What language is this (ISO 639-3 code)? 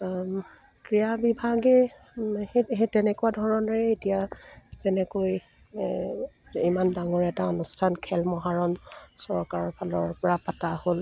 asm